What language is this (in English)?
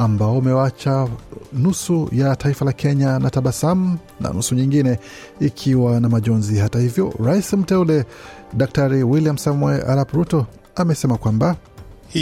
Swahili